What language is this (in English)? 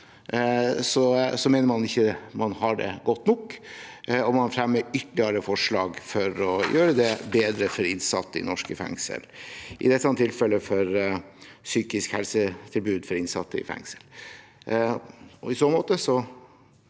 Norwegian